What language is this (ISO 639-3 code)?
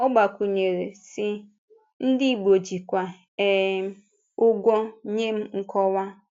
ibo